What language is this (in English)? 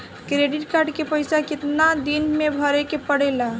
Bhojpuri